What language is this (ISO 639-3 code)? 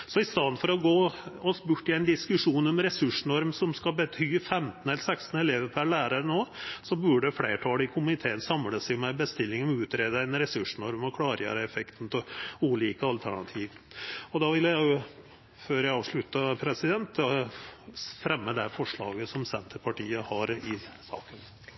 nno